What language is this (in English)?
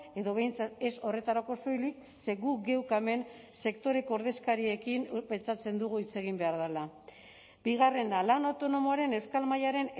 Basque